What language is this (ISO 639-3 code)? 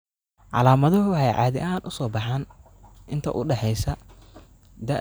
som